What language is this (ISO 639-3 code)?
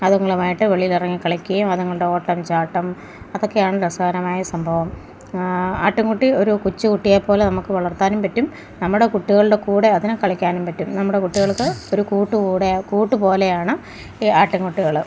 mal